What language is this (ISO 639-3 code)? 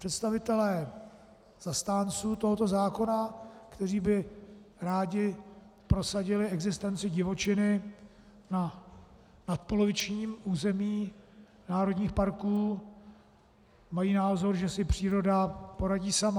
ces